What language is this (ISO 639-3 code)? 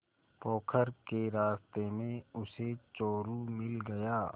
hin